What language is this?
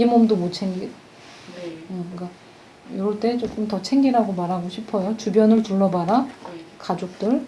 Korean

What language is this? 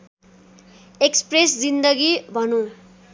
Nepali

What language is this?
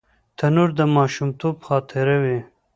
Pashto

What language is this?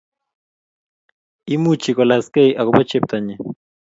Kalenjin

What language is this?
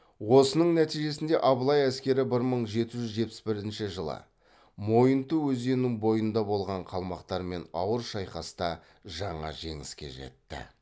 Kazakh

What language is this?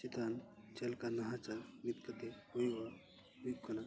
Santali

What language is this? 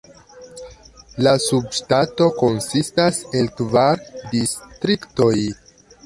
Esperanto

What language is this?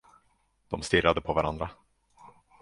Swedish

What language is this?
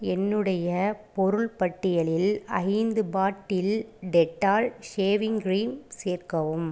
Tamil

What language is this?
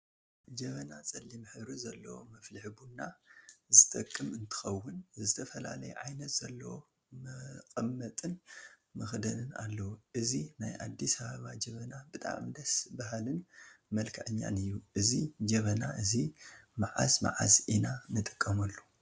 Tigrinya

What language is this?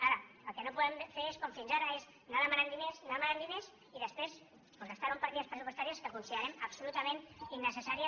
Catalan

